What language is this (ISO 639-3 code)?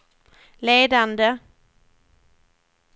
swe